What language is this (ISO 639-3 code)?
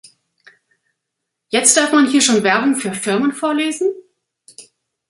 deu